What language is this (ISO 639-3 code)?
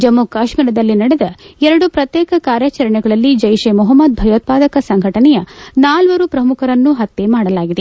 kan